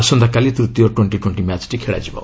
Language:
Odia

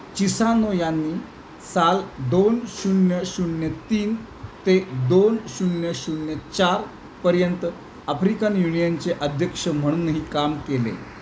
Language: Marathi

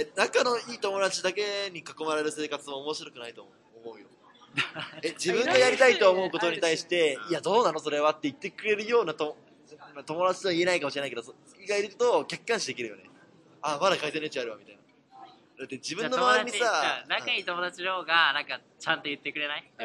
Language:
Japanese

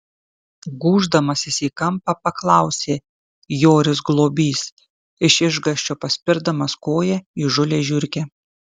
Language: Lithuanian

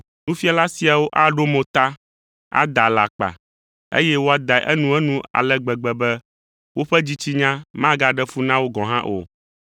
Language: Ewe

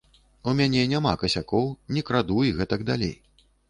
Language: Belarusian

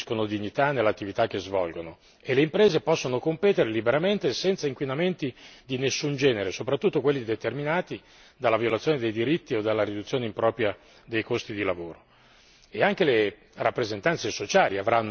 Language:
Italian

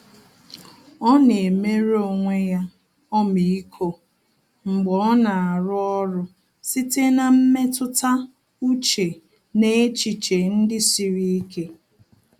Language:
Igbo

